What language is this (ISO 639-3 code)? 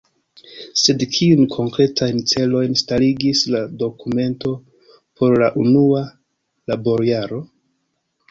epo